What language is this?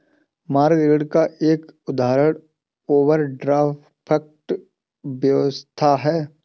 Hindi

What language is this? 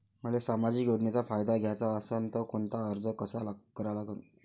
Marathi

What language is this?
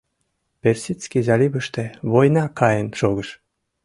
Mari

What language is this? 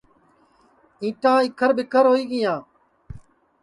Sansi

